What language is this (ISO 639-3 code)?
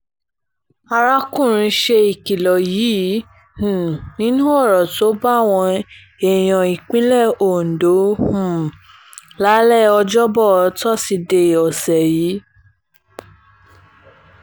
yor